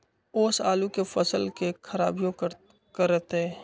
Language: Magahi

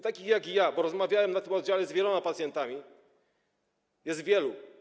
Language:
Polish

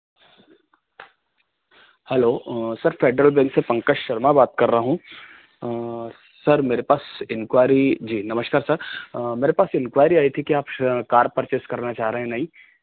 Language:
Hindi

